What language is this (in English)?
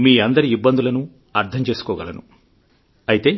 Telugu